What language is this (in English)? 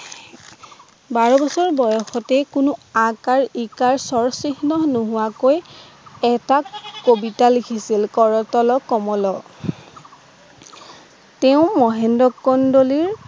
Assamese